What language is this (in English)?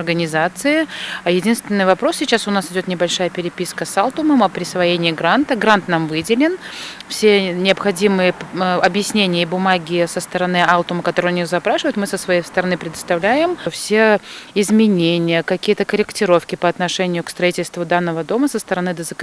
Russian